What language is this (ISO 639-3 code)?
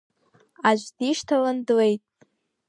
abk